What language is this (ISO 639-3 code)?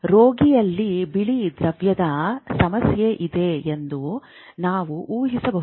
kan